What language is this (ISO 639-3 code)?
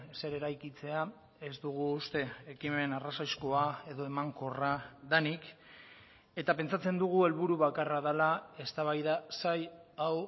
eus